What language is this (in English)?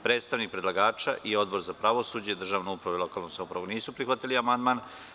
Serbian